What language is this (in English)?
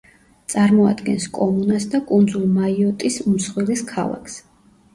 Georgian